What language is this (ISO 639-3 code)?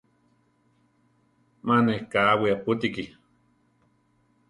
tar